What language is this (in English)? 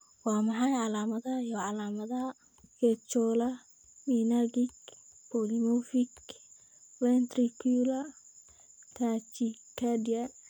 Somali